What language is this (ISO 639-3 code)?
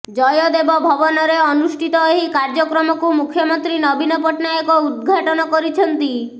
ori